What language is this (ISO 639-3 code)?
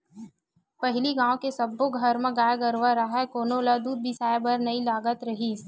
hne